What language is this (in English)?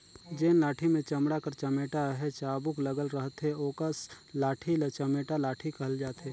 Chhattisgarhi